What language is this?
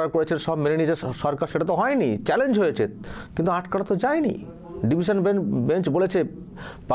Bangla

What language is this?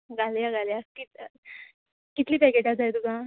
Konkani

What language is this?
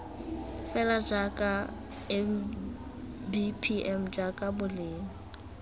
Tswana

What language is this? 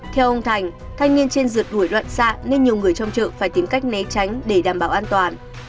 Vietnamese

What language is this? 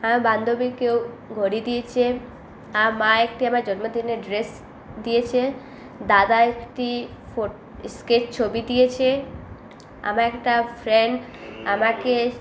Bangla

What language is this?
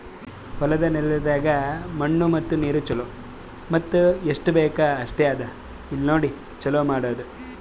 Kannada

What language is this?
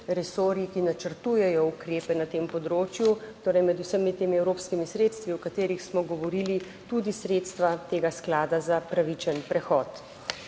Slovenian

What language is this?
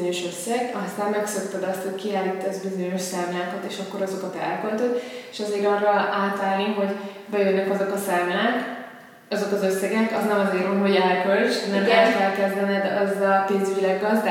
Hungarian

